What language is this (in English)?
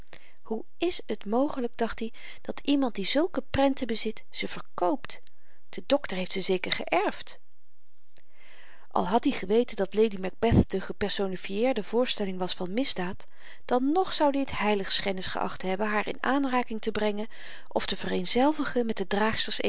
Dutch